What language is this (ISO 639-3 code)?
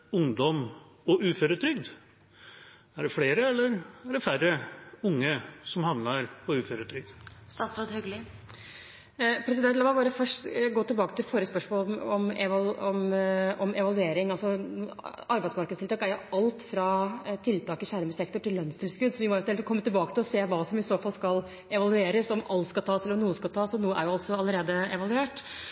nob